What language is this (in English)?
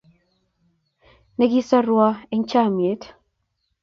Kalenjin